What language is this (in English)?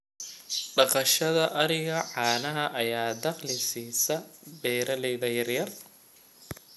Somali